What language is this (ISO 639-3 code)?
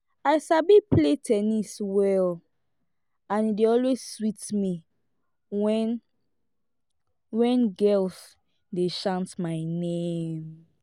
pcm